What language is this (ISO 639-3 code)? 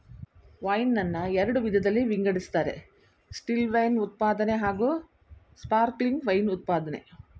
kan